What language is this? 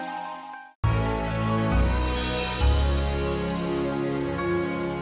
Indonesian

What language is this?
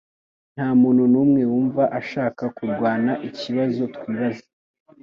Kinyarwanda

